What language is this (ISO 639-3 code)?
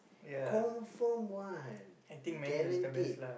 eng